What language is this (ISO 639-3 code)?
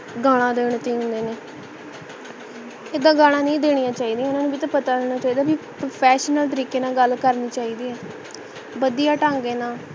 pan